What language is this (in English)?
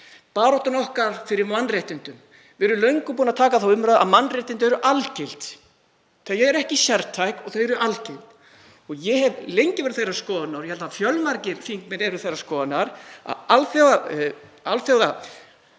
Icelandic